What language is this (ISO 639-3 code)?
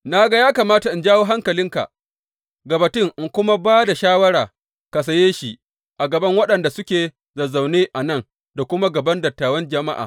hau